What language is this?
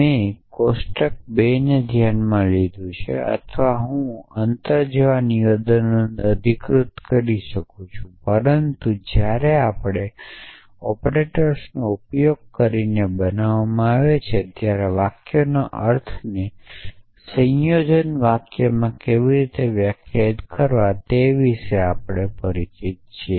Gujarati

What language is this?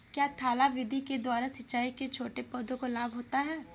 Hindi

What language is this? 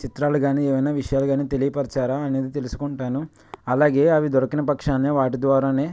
Telugu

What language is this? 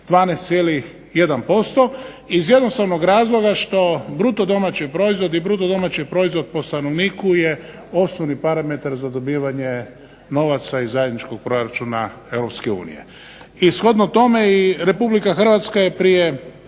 Croatian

